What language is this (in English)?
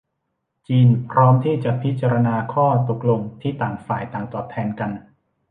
Thai